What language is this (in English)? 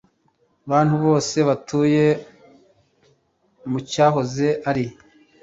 Kinyarwanda